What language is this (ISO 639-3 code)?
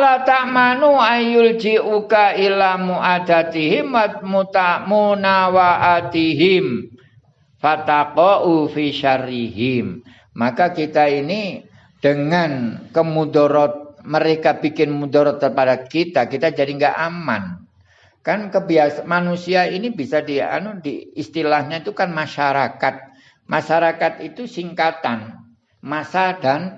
ind